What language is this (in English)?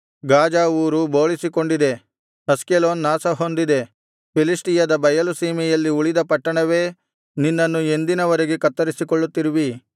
Kannada